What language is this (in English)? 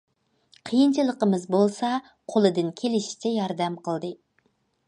Uyghur